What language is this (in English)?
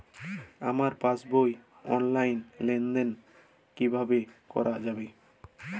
Bangla